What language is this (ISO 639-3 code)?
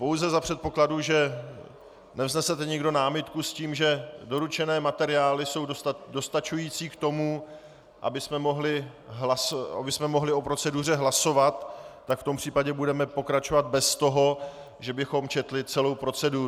ces